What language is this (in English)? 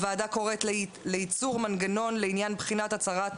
Hebrew